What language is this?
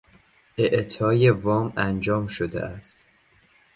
Persian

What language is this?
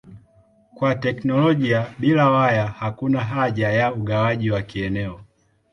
Swahili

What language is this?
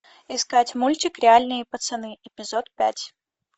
Russian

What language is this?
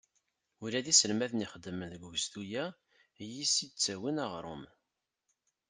Kabyle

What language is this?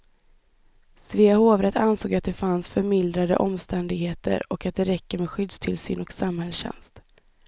Swedish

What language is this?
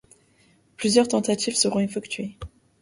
French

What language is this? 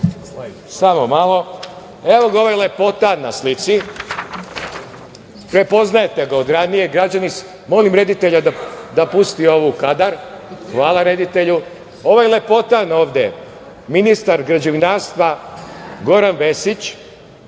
Serbian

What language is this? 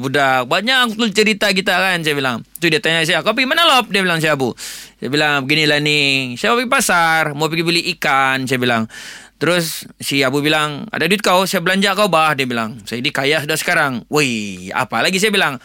Malay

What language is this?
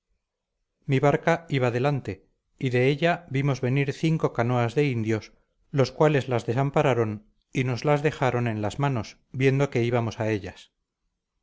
Spanish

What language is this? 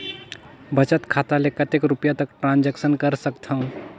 Chhattisgarhi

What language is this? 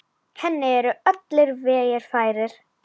Icelandic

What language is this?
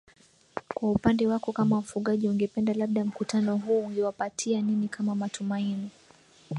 Swahili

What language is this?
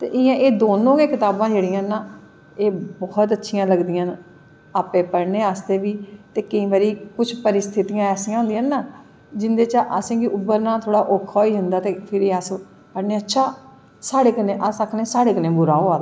Dogri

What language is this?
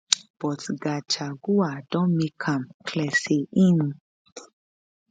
Nigerian Pidgin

